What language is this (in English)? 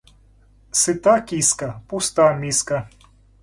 Russian